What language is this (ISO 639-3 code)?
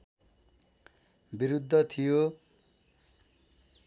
nep